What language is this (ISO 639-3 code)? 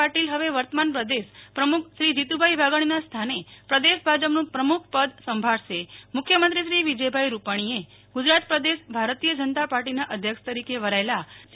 guj